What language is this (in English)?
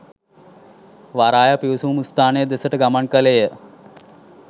Sinhala